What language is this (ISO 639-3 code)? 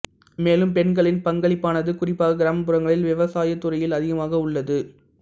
tam